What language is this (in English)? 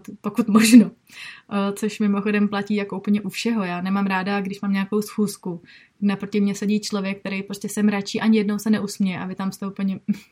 Czech